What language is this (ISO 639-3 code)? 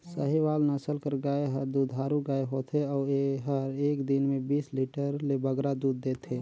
hne